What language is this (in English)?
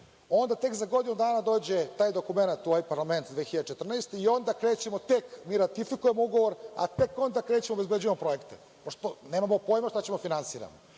Serbian